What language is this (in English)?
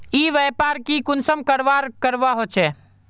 Magahi